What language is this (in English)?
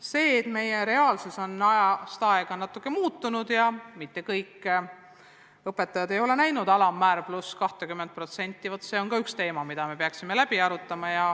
Estonian